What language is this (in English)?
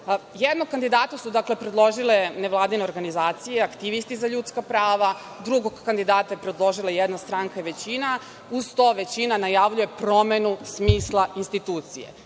Serbian